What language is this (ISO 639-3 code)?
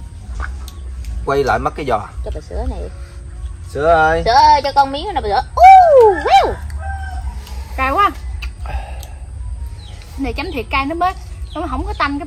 vie